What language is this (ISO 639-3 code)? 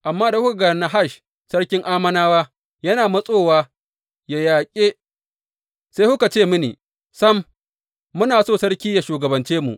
hau